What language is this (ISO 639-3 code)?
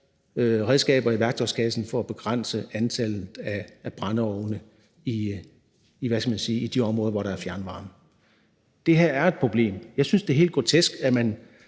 dan